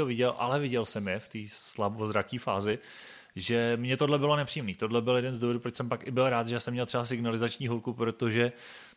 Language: Czech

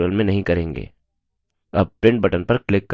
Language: Hindi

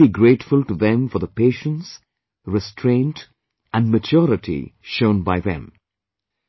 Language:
English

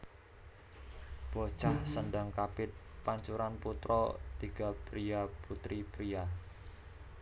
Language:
Javanese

